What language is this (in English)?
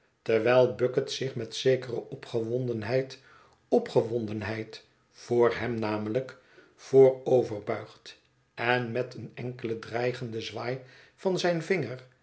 Dutch